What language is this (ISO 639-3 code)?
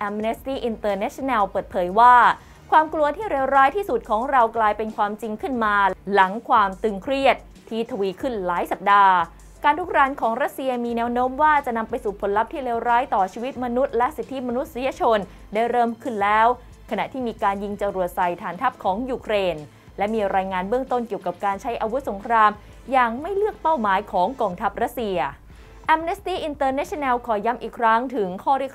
tha